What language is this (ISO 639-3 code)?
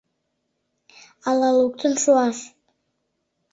chm